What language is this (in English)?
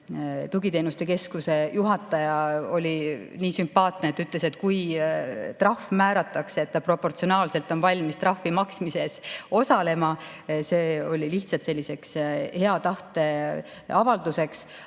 Estonian